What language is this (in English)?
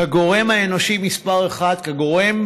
Hebrew